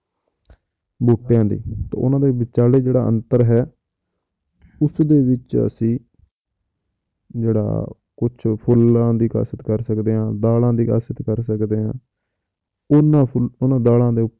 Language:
Punjabi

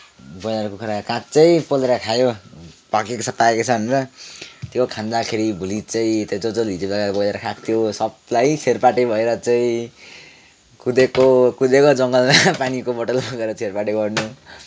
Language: Nepali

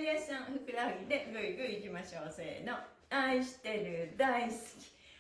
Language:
Japanese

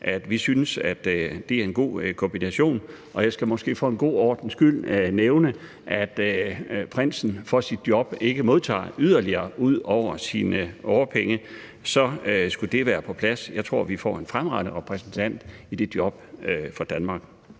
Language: Danish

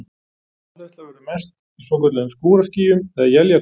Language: Icelandic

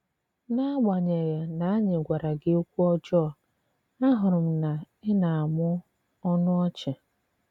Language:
Igbo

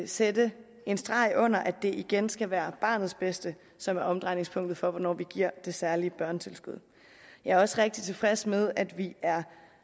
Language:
Danish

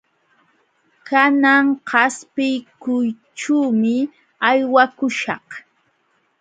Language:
Jauja Wanca Quechua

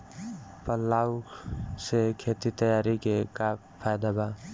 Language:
Bhojpuri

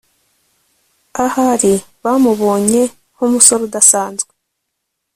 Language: Kinyarwanda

